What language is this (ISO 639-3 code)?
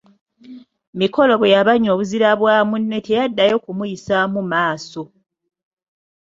lug